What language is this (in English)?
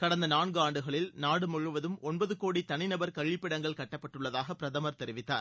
Tamil